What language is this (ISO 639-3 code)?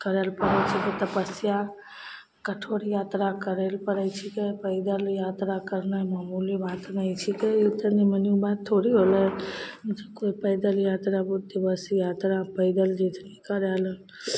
mai